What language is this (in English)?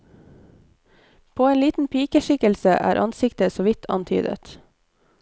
Norwegian